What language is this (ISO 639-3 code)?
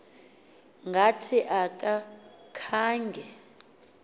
xho